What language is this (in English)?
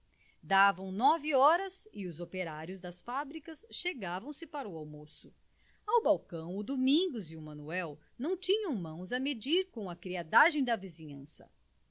Portuguese